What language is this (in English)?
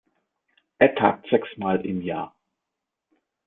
German